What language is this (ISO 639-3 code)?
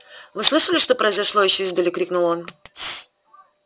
rus